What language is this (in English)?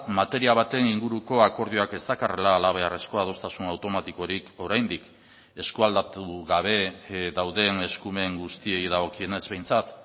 Basque